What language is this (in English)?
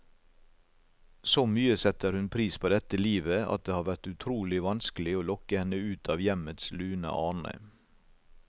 Norwegian